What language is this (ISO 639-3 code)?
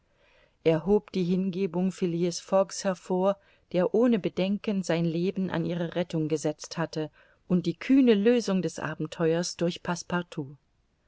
deu